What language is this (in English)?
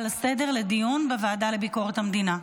Hebrew